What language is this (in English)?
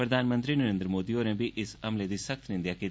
Dogri